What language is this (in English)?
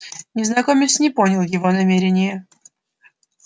Russian